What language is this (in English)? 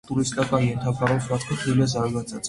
Armenian